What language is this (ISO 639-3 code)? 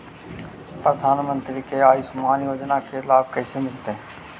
mag